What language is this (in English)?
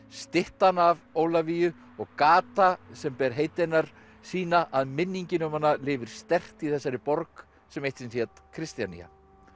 Icelandic